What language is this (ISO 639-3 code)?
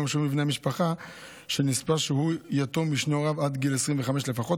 heb